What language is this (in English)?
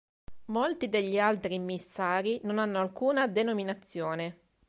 Italian